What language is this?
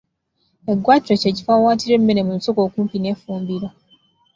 Ganda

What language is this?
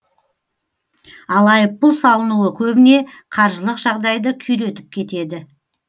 Kazakh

